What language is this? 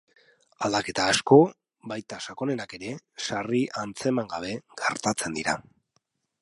Basque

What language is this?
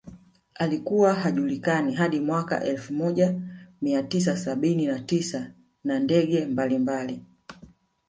Swahili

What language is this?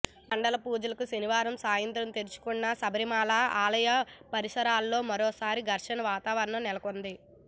Telugu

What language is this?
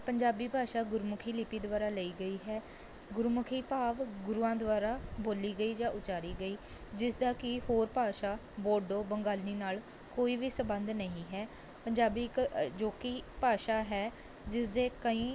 Punjabi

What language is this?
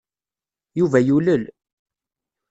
Kabyle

